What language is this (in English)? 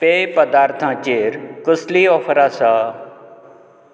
Konkani